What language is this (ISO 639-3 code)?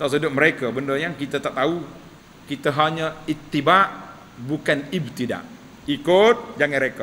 msa